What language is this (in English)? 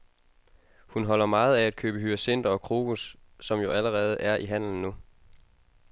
Danish